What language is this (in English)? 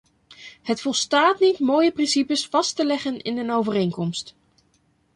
Dutch